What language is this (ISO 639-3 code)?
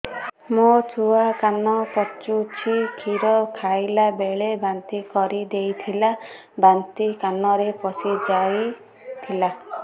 ori